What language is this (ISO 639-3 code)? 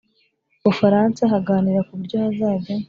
kin